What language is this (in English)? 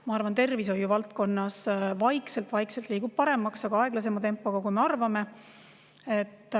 Estonian